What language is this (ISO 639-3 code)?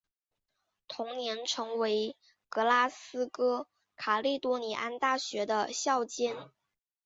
zho